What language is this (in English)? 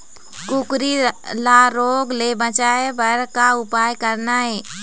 Chhattisgarhi